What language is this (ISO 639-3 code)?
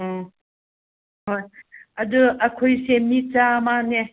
mni